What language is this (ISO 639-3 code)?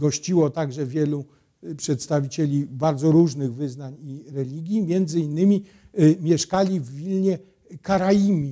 pol